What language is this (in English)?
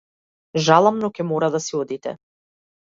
Macedonian